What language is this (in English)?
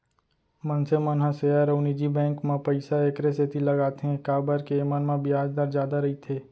Chhattisgarhi